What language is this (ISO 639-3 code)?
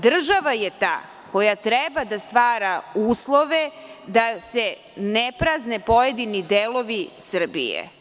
srp